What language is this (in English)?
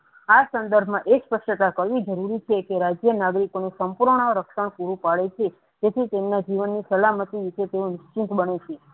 Gujarati